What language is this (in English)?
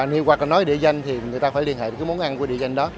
Vietnamese